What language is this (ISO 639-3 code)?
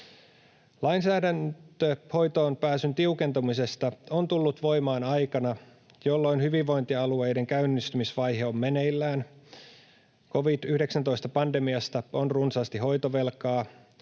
fin